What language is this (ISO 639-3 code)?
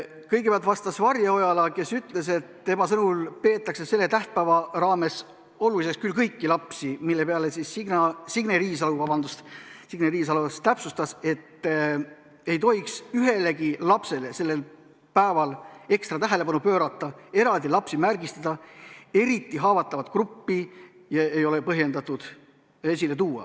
est